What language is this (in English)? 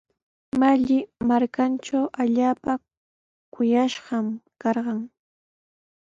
Sihuas Ancash Quechua